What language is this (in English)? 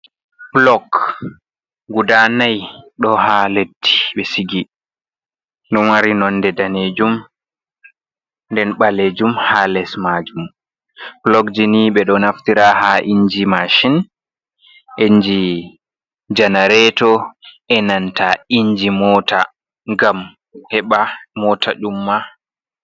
Fula